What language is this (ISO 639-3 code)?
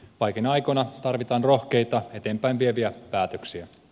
fin